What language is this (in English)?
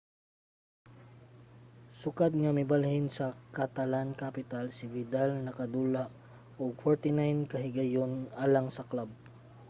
Cebuano